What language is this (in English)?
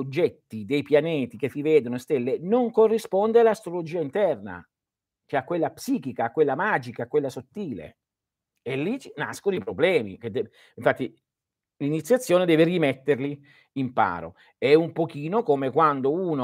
Italian